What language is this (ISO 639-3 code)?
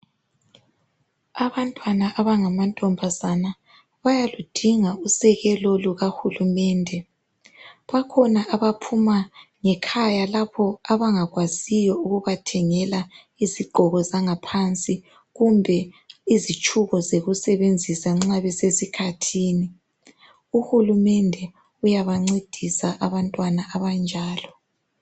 nde